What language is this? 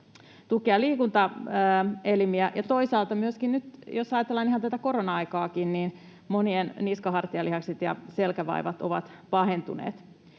Finnish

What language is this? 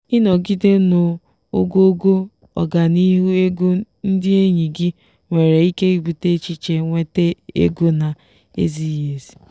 Igbo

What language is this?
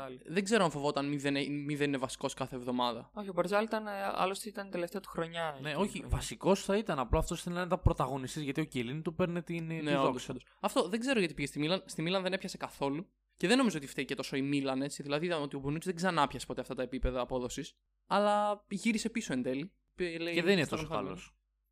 Greek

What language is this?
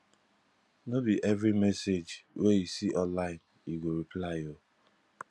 Nigerian Pidgin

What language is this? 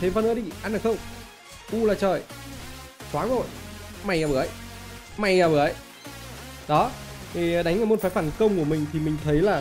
Vietnamese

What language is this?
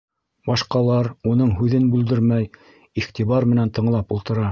Bashkir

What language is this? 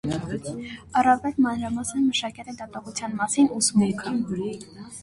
Armenian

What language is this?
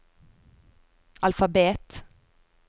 Norwegian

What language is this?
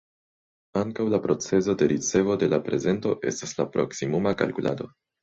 Esperanto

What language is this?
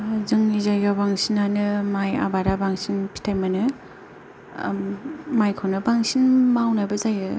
Bodo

